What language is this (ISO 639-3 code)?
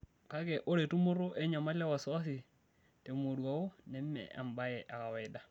mas